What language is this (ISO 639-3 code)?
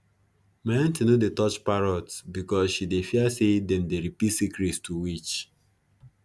pcm